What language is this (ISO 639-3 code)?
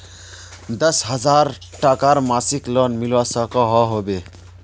mag